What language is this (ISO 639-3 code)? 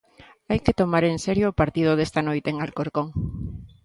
glg